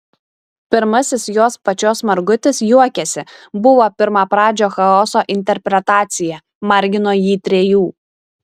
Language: Lithuanian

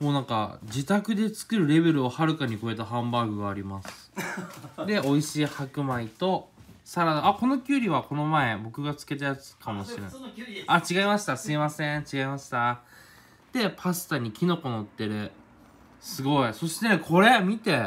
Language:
Japanese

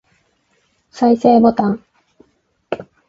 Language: Japanese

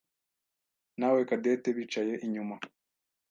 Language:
Kinyarwanda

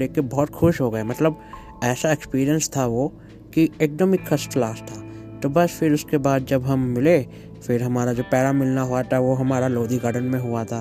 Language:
Hindi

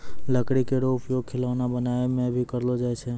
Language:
Maithili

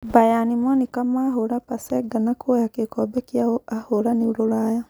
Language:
Kikuyu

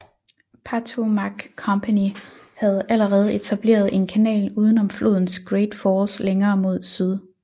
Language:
Danish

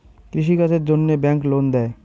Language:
Bangla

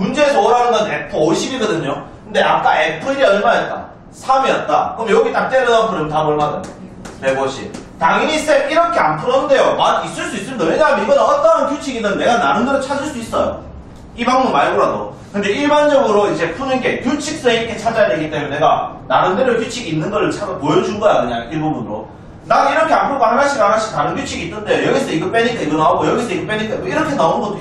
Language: Korean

